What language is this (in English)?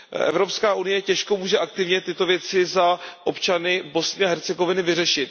Czech